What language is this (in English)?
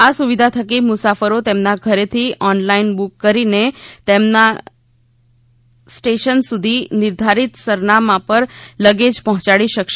Gujarati